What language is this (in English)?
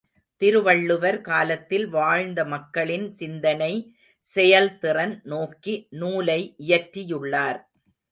Tamil